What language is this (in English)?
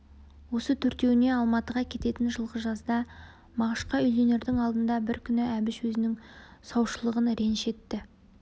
Kazakh